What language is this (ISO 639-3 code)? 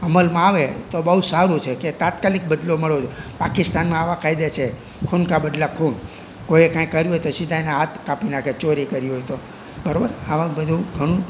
guj